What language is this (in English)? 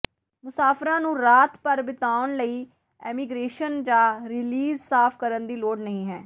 Punjabi